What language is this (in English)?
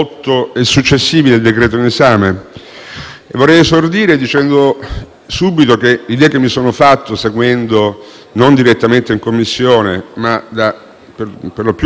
Italian